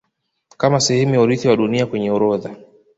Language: Swahili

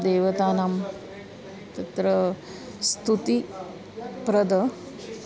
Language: Sanskrit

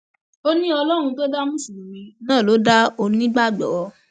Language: Yoruba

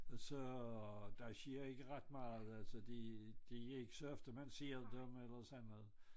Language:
Danish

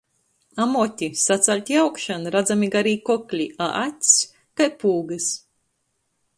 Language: Latgalian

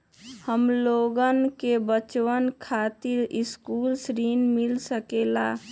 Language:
Magahi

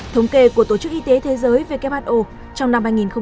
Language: Vietnamese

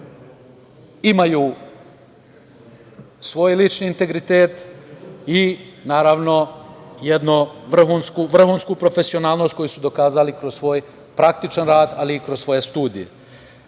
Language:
Serbian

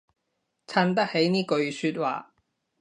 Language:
Cantonese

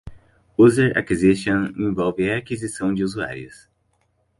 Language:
Portuguese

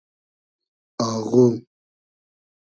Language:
Hazaragi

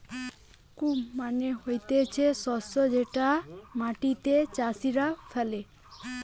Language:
Bangla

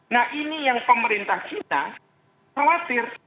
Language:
Indonesian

